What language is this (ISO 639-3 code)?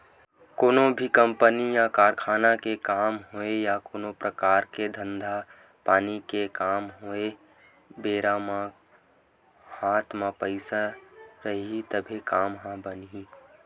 hne